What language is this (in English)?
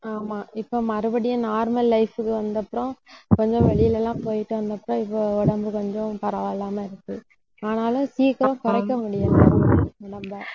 Tamil